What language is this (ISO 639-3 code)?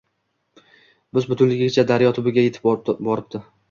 uzb